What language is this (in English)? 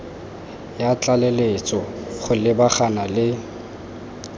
Tswana